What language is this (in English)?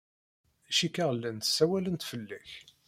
Kabyle